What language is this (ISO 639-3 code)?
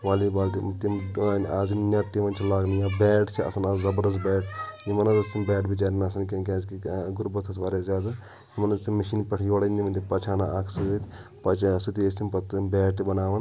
kas